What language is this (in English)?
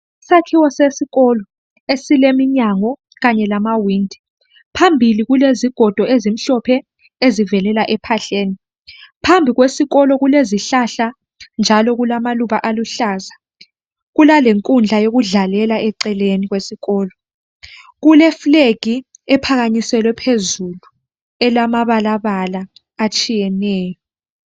North Ndebele